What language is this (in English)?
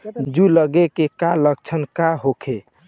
Bhojpuri